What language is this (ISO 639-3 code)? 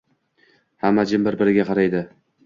uzb